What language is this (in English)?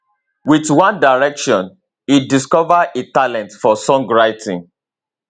Nigerian Pidgin